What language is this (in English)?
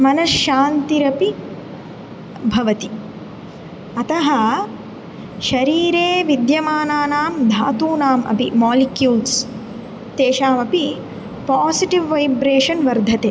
Sanskrit